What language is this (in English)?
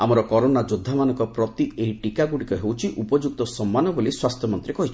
Odia